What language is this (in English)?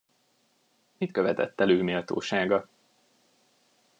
Hungarian